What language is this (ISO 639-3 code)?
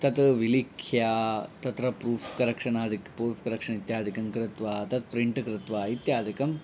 san